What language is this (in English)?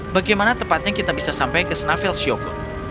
Indonesian